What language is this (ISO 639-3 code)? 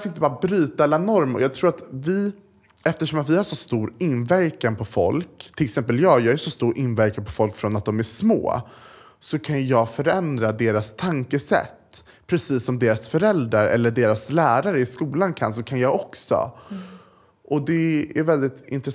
swe